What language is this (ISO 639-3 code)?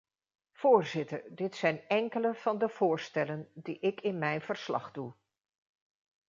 nld